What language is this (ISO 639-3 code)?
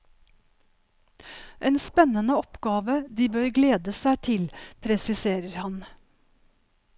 nor